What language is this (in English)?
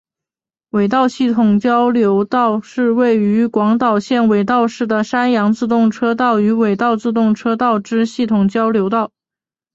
Chinese